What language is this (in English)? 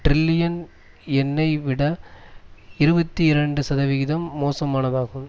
Tamil